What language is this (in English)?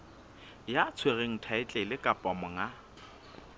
Southern Sotho